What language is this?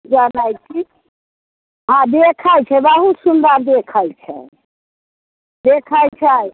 Maithili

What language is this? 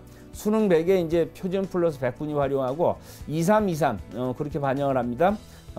Korean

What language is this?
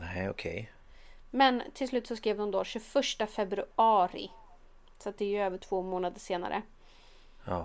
Swedish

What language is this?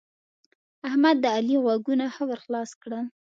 Pashto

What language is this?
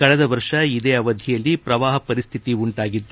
Kannada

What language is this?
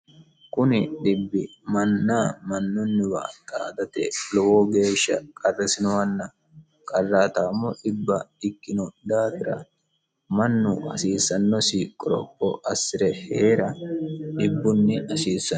Sidamo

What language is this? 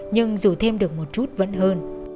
Vietnamese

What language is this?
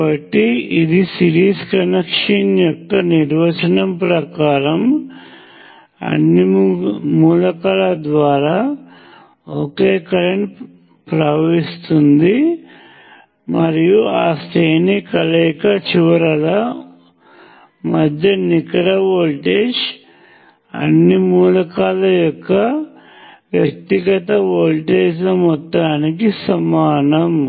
Telugu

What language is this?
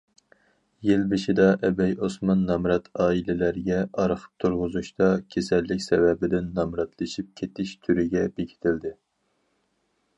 Uyghur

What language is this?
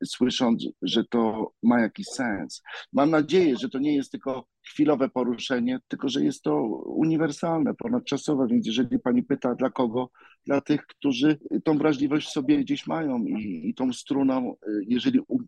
Polish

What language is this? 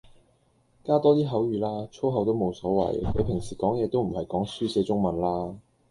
Cantonese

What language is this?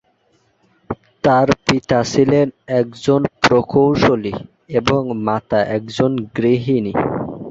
Bangla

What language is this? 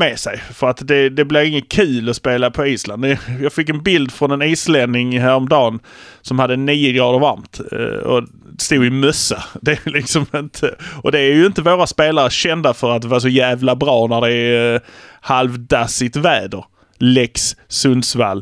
Swedish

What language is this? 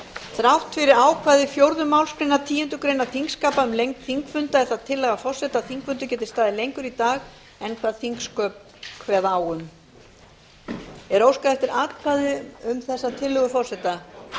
Icelandic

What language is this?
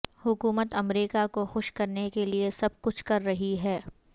Urdu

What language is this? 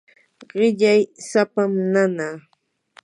Yanahuanca Pasco Quechua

